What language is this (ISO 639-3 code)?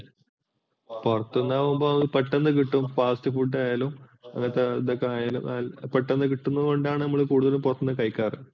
mal